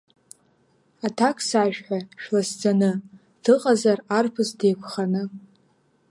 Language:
Abkhazian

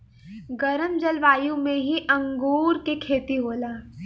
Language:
Bhojpuri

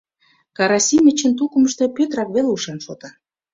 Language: Mari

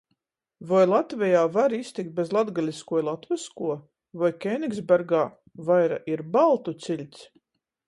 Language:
Latgalian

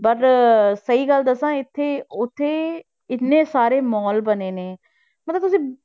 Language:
Punjabi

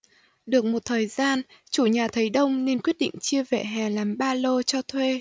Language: Vietnamese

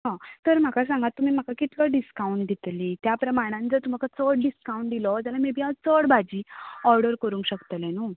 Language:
Konkani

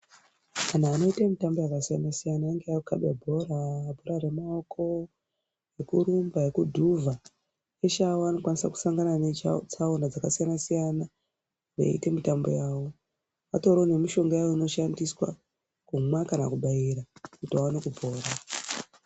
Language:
Ndau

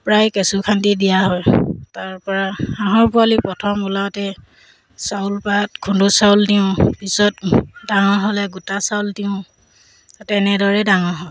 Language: Assamese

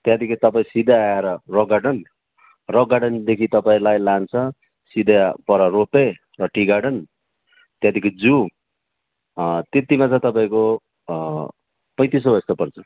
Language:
Nepali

